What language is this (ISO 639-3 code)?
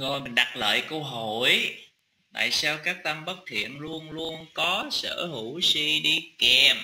vie